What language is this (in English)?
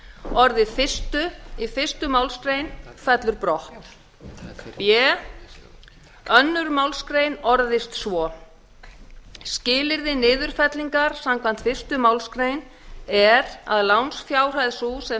Icelandic